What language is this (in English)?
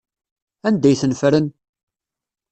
Kabyle